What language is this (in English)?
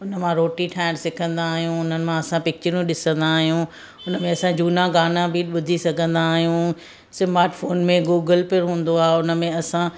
Sindhi